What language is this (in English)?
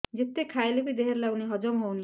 Odia